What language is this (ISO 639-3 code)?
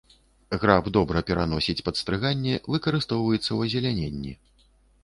bel